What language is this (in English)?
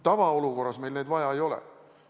Estonian